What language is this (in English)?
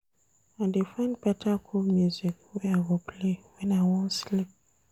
Nigerian Pidgin